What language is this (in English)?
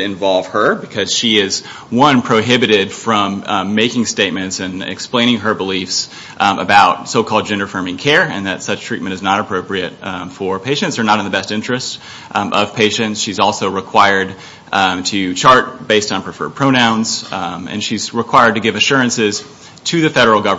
English